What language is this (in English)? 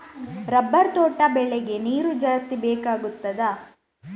Kannada